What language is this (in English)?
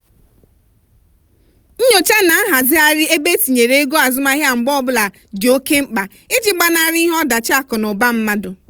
Igbo